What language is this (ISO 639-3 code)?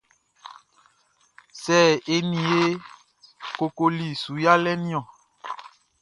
bci